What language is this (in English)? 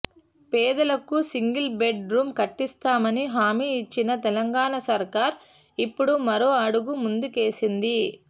Telugu